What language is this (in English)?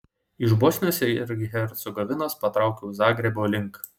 Lithuanian